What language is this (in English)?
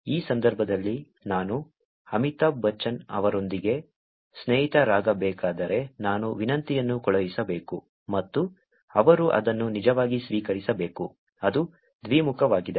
Kannada